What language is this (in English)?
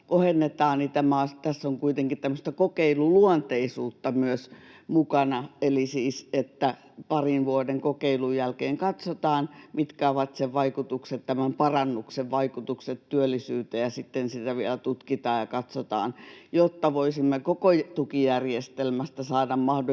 Finnish